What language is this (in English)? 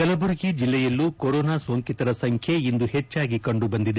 Kannada